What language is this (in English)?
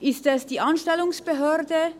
Swiss German